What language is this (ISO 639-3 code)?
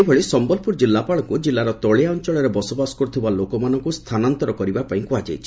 ori